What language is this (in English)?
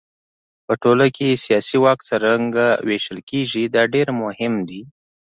Pashto